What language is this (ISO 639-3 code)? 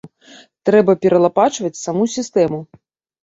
bel